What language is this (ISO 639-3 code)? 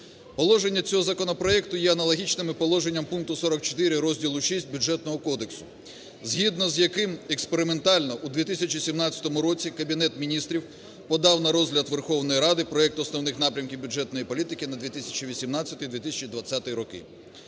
ukr